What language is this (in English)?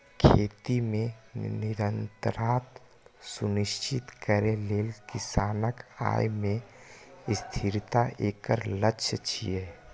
Maithili